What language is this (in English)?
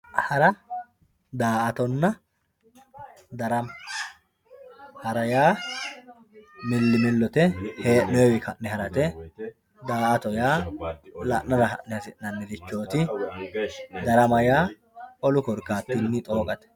Sidamo